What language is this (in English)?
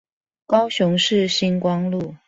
Chinese